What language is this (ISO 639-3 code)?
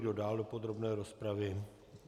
ces